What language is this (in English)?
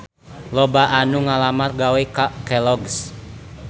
Sundanese